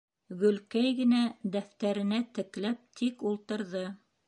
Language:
Bashkir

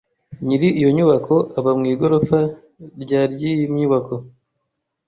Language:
Kinyarwanda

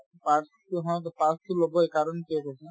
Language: Assamese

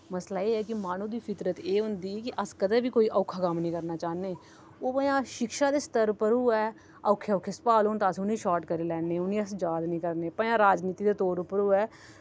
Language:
Dogri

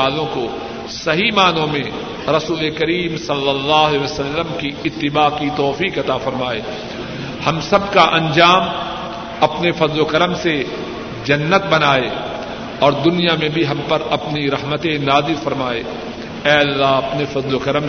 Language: Urdu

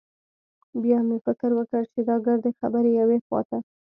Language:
Pashto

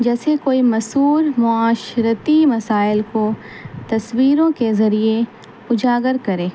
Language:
Urdu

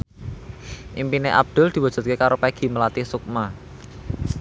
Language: Javanese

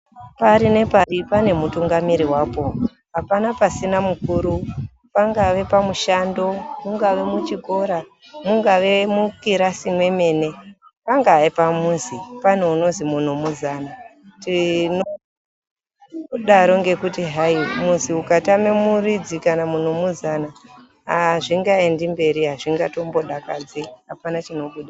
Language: Ndau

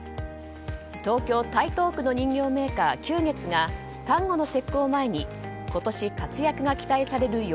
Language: Japanese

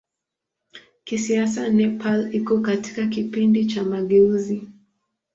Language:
Swahili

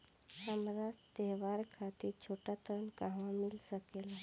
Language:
Bhojpuri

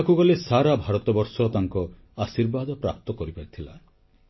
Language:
Odia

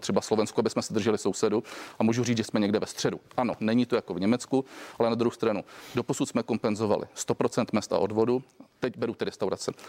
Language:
Czech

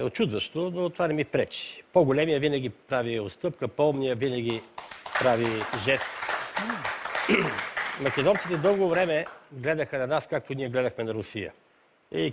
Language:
Bulgarian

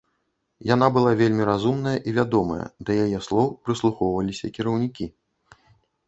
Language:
Belarusian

